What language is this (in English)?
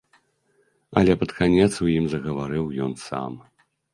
Belarusian